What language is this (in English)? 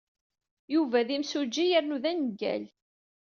Kabyle